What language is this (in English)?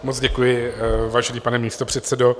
Czech